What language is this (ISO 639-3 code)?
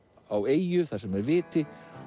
isl